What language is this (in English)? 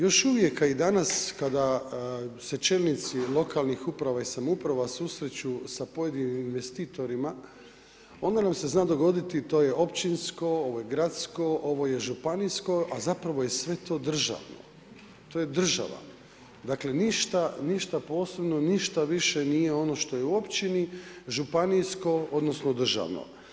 Croatian